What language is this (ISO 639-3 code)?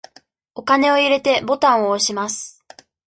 jpn